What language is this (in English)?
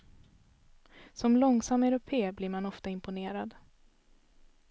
Swedish